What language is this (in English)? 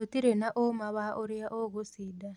Kikuyu